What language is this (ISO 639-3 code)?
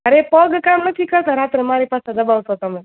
guj